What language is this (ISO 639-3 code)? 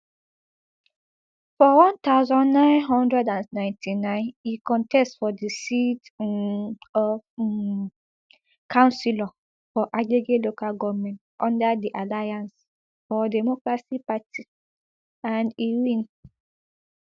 pcm